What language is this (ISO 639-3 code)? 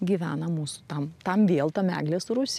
lit